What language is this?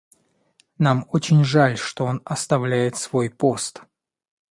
Russian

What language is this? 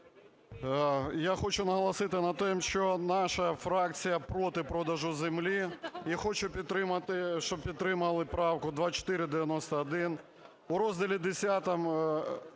Ukrainian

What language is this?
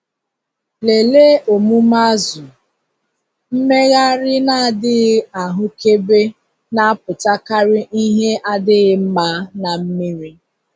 Igbo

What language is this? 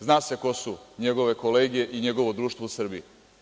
Serbian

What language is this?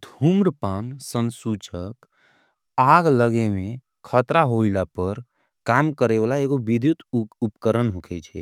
Angika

